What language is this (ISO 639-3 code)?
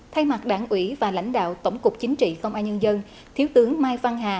vie